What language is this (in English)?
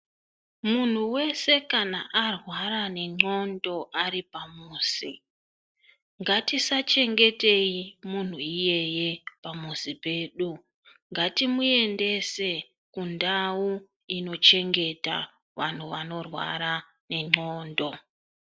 Ndau